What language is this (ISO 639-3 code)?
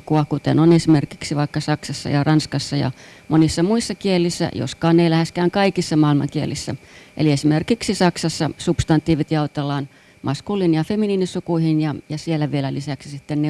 fin